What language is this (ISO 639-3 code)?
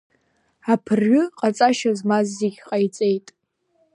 abk